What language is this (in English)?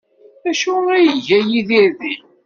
Kabyle